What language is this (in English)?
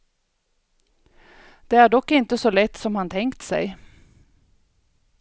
Swedish